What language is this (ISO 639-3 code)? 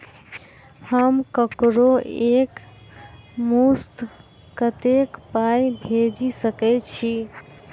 mai